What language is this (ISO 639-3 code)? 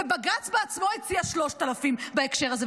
heb